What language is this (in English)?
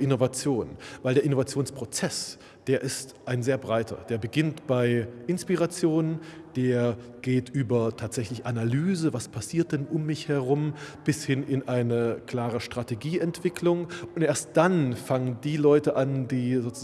German